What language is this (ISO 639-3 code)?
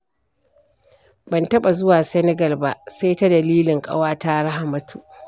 hau